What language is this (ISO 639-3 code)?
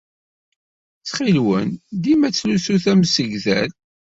kab